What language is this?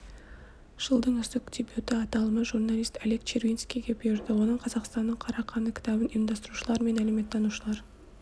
Kazakh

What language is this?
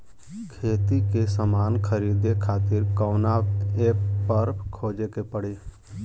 Bhojpuri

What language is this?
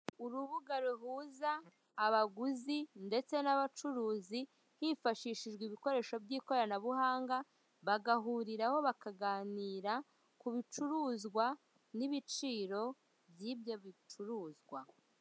Kinyarwanda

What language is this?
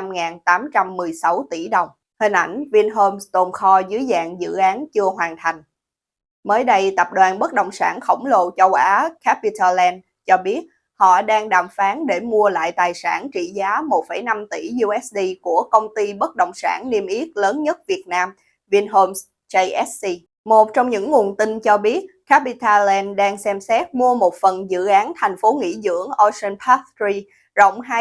Vietnamese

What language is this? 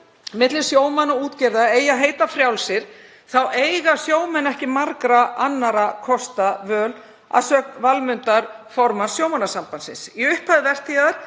Icelandic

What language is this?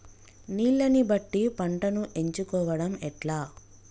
Telugu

